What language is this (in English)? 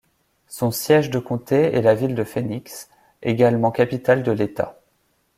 French